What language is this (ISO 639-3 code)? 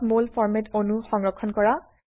asm